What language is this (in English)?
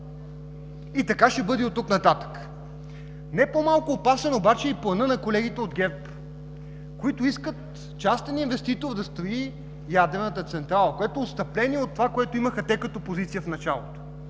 Bulgarian